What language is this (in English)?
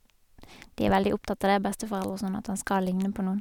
Norwegian